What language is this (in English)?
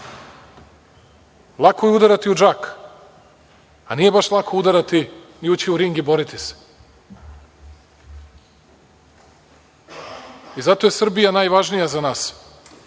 Serbian